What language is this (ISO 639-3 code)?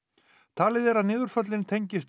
isl